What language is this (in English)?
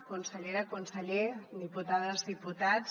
Catalan